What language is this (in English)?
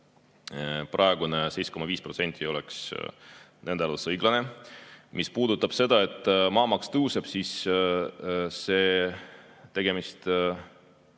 Estonian